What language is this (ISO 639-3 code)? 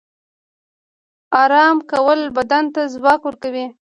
pus